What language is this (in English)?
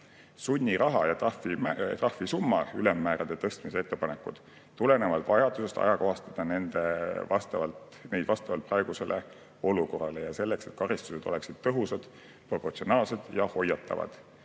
Estonian